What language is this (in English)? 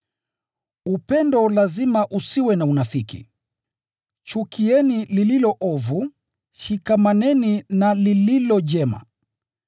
Swahili